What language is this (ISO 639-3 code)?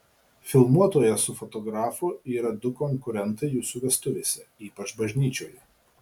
lit